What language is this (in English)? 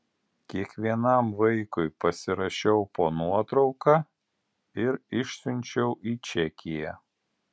Lithuanian